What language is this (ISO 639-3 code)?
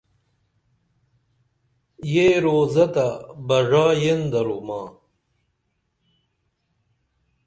dml